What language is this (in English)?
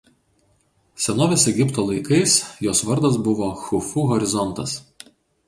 Lithuanian